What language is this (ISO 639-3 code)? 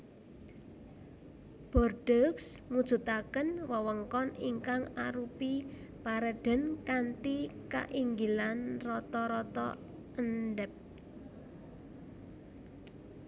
jav